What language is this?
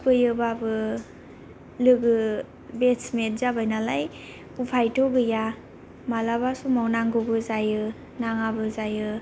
Bodo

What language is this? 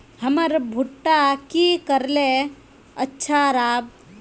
Magahi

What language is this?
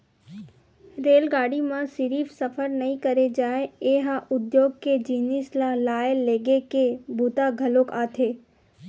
Chhattisgarhi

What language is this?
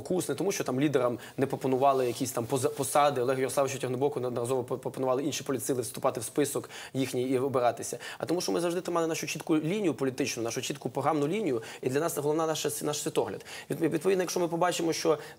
Ukrainian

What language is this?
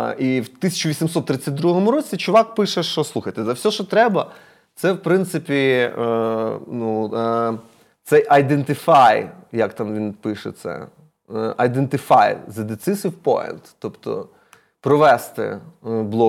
Ukrainian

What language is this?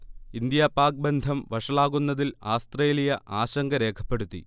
Malayalam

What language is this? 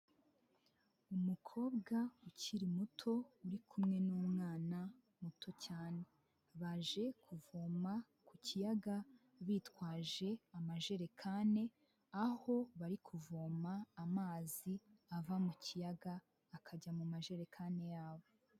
Kinyarwanda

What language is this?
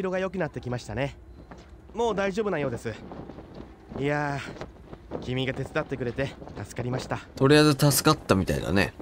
Japanese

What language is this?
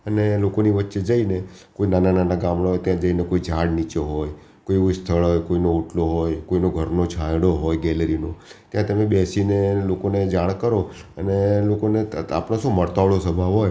Gujarati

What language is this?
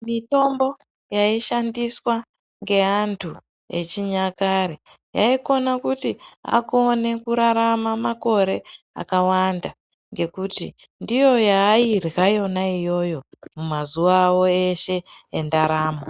Ndau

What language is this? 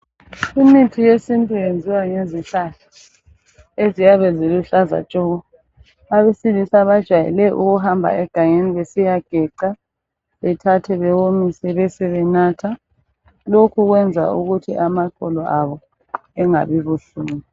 North Ndebele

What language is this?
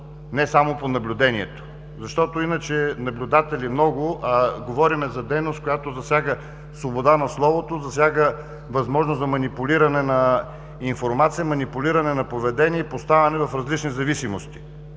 Bulgarian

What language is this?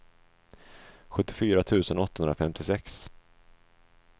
Swedish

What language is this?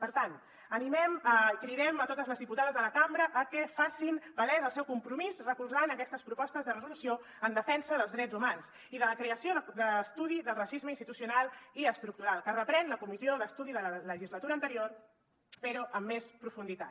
Catalan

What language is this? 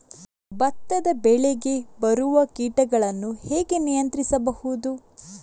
Kannada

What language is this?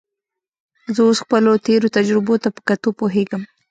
Pashto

